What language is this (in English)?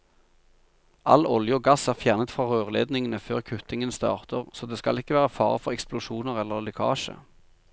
Norwegian